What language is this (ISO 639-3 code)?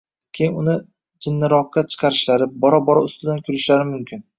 uzb